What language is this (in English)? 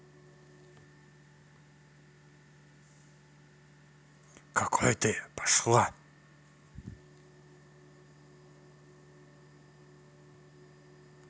Russian